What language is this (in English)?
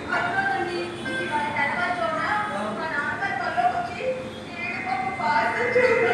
Telugu